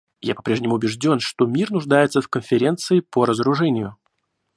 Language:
Russian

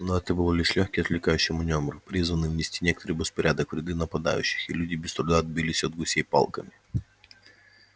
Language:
Russian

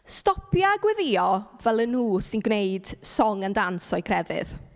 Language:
Welsh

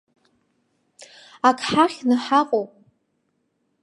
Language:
Abkhazian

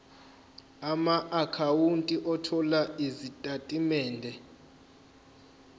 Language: Zulu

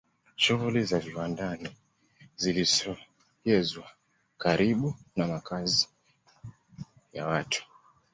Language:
Swahili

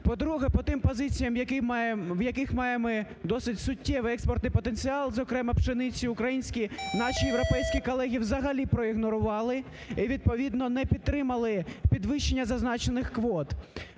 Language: Ukrainian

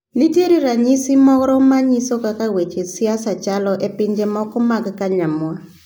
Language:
Luo (Kenya and Tanzania)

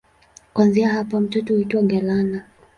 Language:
Swahili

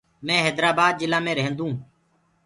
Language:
Gurgula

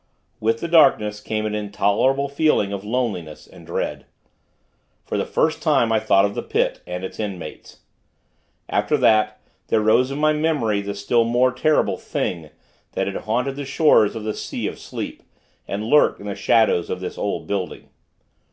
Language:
English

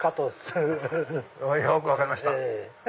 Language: Japanese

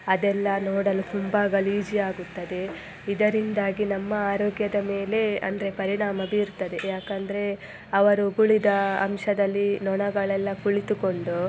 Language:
Kannada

